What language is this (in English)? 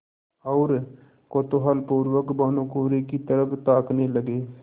Hindi